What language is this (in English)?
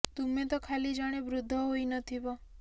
Odia